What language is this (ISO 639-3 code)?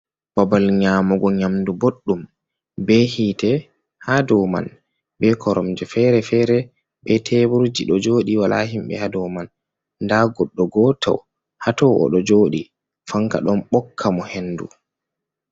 ful